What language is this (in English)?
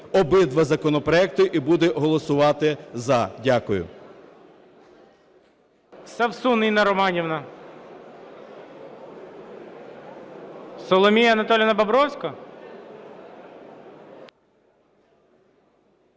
Ukrainian